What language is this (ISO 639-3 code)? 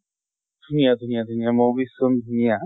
asm